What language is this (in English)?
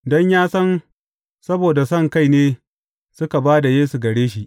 Hausa